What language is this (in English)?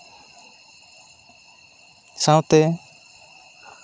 Santali